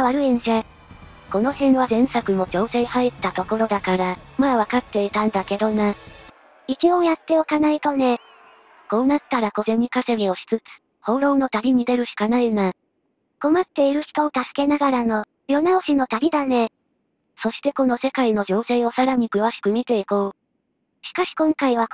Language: Japanese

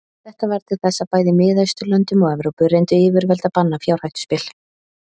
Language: Icelandic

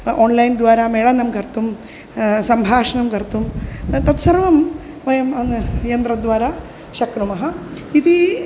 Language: Sanskrit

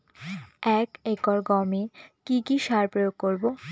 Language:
Bangla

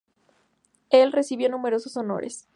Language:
Spanish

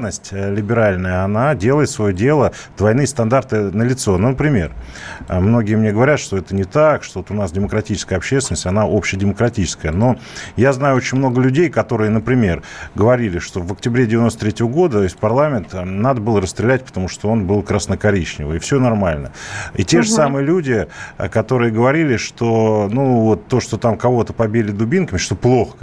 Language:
Russian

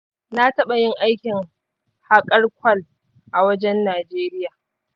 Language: Hausa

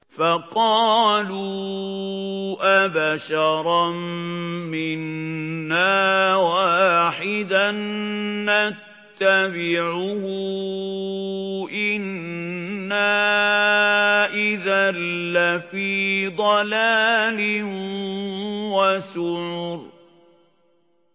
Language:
Arabic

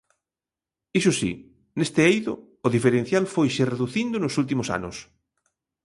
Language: Galician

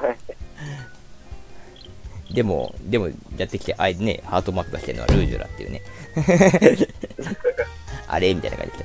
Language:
Japanese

